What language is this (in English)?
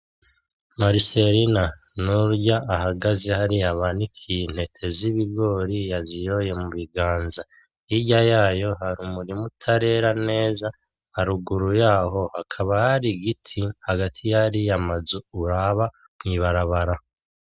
Rundi